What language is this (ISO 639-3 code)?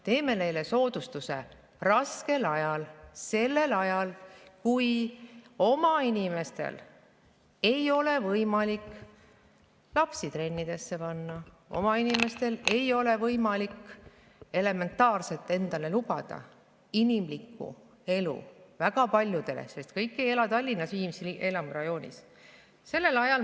est